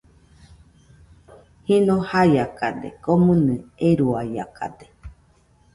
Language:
Nüpode Huitoto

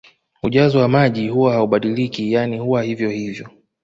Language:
Swahili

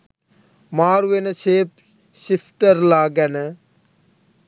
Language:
Sinhala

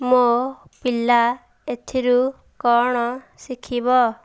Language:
Odia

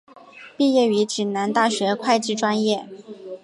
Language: Chinese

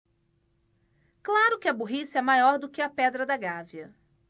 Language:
Portuguese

